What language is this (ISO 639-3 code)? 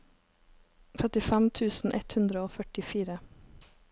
nor